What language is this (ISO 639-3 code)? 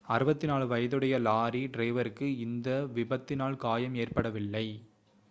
tam